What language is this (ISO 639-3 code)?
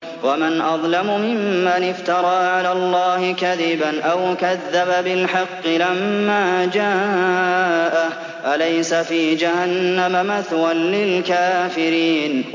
ara